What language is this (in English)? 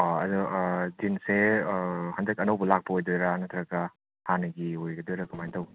Manipuri